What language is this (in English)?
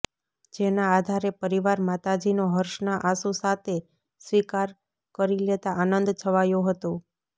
Gujarati